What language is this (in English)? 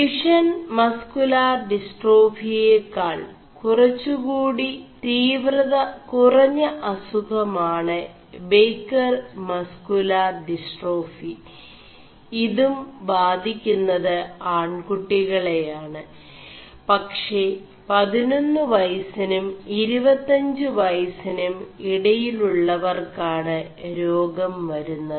Malayalam